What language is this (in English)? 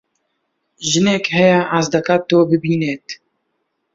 Central Kurdish